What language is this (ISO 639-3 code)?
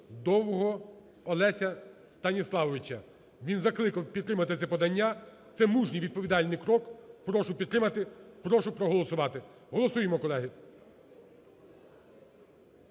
ukr